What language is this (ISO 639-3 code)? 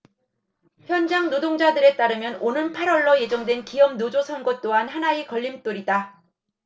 kor